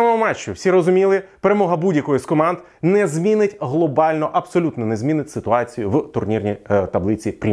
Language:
Ukrainian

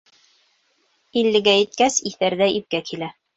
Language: Bashkir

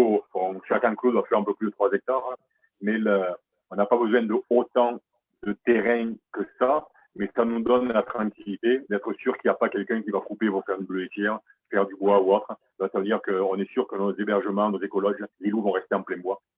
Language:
French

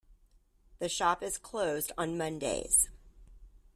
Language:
English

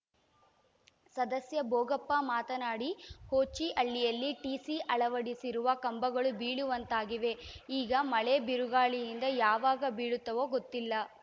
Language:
Kannada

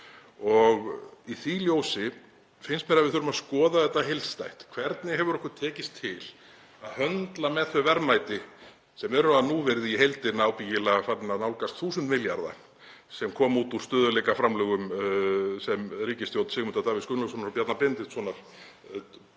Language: Icelandic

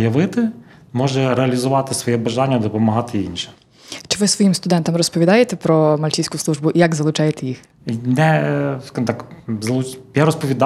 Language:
Ukrainian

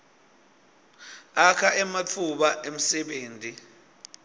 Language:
Swati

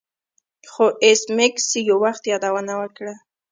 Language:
Pashto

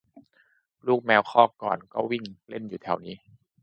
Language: Thai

